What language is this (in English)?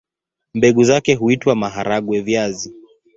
Swahili